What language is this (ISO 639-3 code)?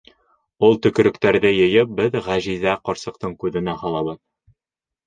bak